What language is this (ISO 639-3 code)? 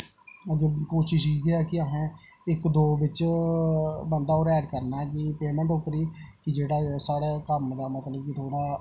doi